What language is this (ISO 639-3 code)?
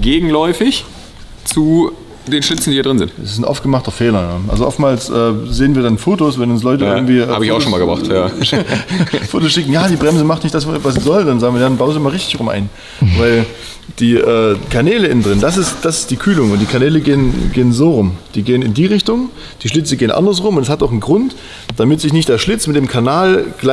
deu